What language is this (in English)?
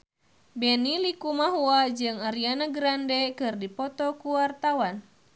Sundanese